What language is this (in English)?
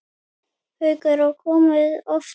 Icelandic